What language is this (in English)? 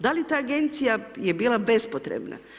Croatian